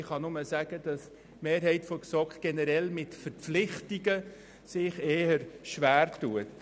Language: Swiss German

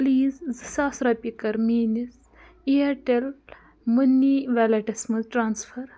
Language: Kashmiri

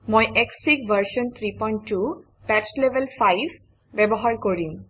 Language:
Assamese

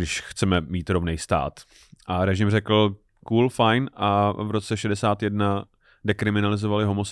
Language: Czech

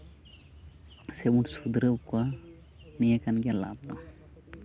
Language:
Santali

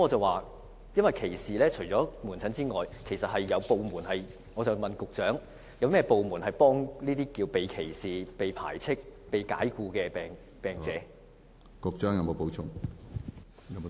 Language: Cantonese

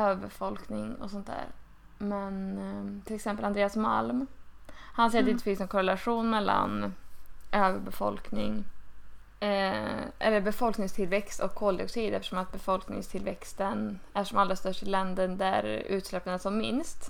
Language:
Swedish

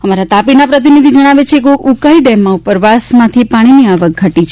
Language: Gujarati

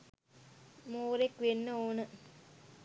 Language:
Sinhala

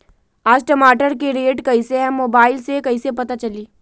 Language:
Magahi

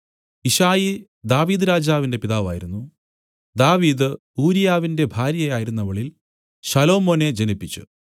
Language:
Malayalam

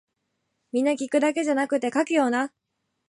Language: Japanese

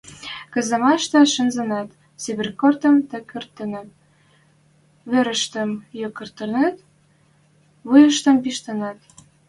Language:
Western Mari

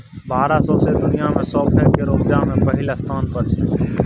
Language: Maithili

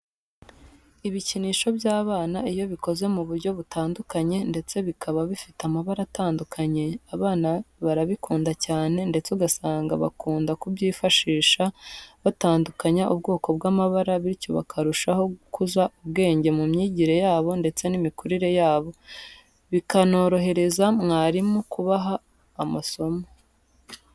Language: Kinyarwanda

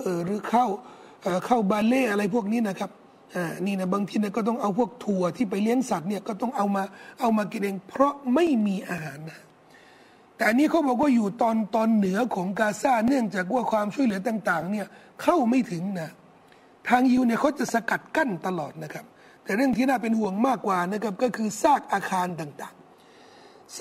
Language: Thai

